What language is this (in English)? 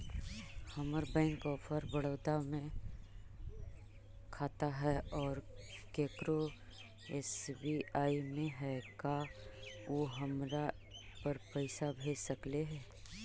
Magahi